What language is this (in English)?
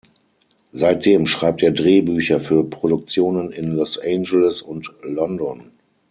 German